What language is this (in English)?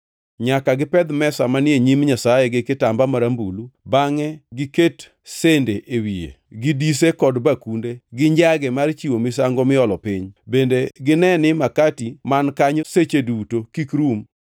Luo (Kenya and Tanzania)